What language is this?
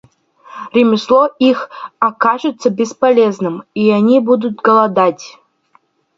Russian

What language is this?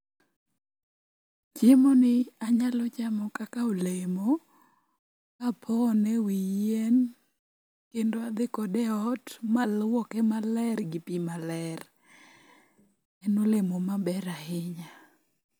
Luo (Kenya and Tanzania)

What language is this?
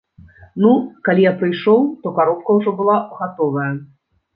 Belarusian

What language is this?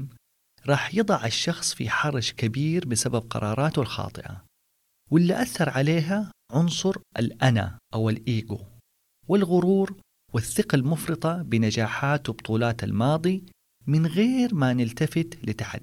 Arabic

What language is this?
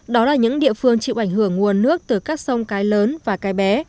Vietnamese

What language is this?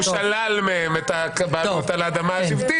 Hebrew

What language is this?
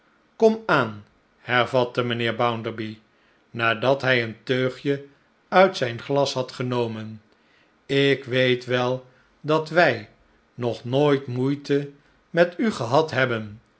Dutch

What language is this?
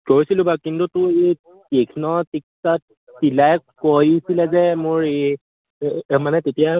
Assamese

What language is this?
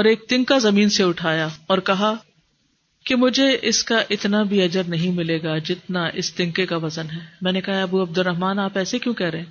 Urdu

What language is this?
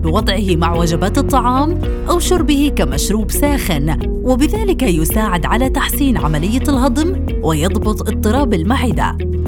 Arabic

